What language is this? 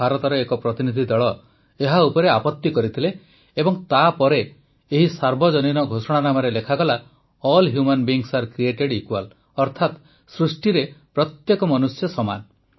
Odia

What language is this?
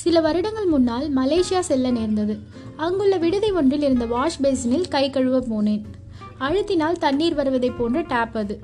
Tamil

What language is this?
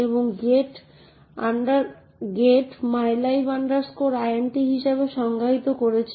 Bangla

